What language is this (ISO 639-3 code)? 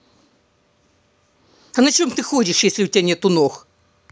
rus